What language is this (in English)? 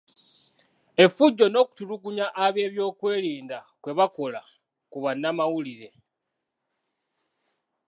Ganda